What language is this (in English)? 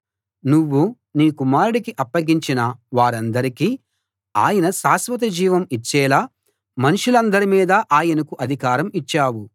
Telugu